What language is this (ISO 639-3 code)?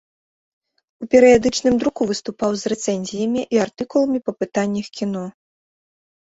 bel